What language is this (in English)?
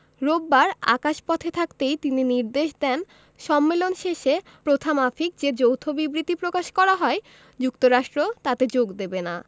Bangla